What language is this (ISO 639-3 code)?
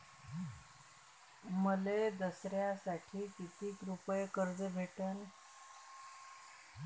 mar